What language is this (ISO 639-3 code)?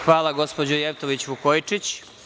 srp